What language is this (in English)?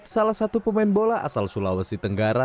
Indonesian